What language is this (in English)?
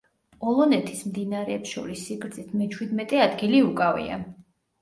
Georgian